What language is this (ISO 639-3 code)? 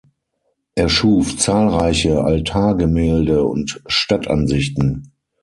deu